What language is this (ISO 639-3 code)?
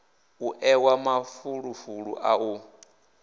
ven